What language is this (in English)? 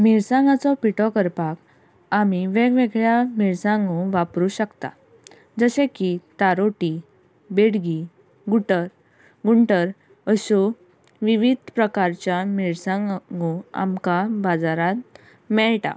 Konkani